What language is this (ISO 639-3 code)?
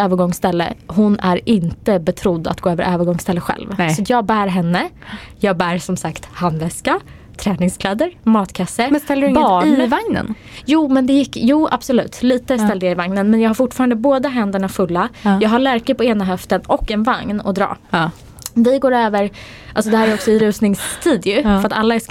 swe